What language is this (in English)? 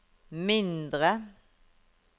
Norwegian